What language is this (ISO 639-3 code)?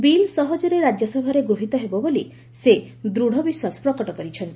ori